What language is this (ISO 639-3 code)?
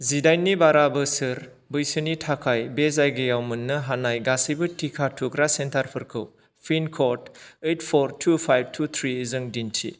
brx